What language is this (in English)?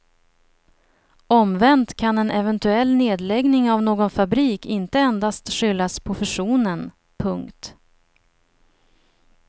Swedish